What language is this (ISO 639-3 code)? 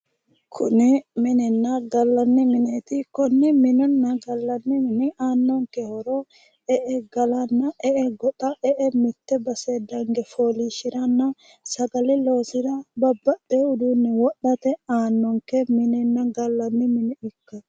sid